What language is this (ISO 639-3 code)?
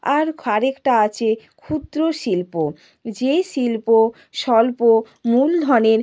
ben